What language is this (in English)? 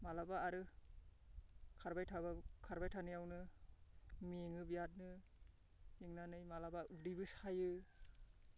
Bodo